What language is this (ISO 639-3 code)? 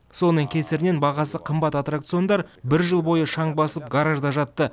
kaz